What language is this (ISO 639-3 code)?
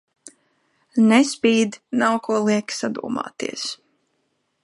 lav